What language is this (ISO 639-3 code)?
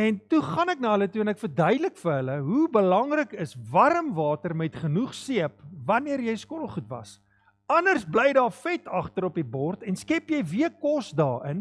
nld